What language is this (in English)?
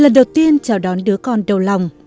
Vietnamese